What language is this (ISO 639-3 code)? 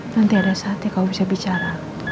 ind